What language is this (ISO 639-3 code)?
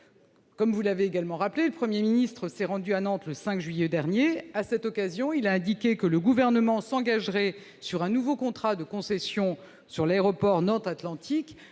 fra